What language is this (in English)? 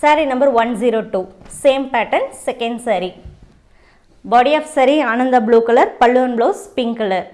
Tamil